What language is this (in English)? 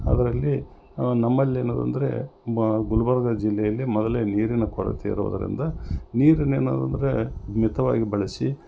Kannada